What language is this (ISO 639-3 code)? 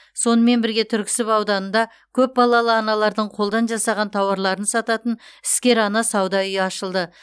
kaz